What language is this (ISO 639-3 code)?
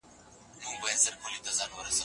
pus